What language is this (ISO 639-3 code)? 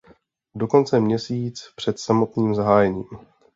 ces